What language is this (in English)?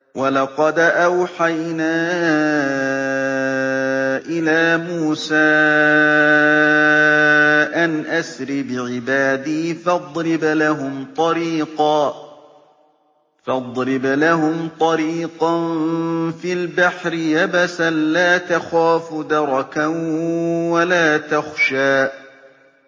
Arabic